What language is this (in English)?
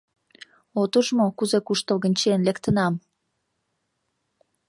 Mari